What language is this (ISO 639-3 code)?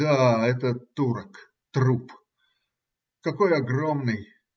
rus